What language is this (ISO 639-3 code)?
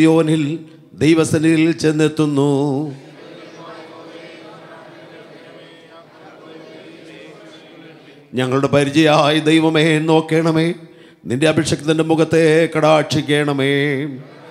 ara